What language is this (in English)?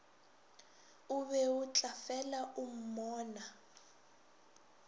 Northern Sotho